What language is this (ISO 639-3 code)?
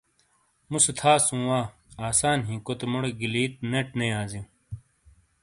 scl